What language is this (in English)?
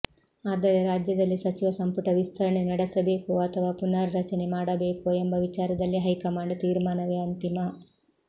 Kannada